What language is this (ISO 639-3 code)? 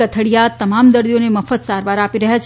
guj